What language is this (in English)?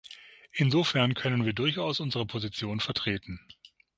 German